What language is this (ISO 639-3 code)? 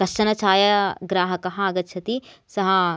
san